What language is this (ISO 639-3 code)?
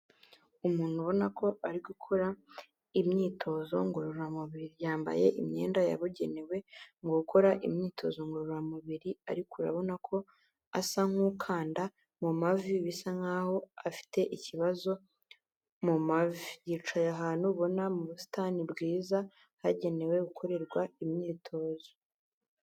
kin